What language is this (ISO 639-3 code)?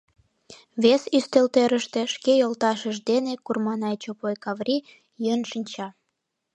chm